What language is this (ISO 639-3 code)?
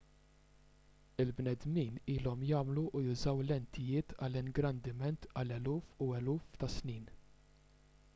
mlt